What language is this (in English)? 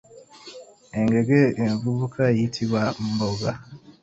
Ganda